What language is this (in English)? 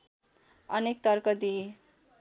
Nepali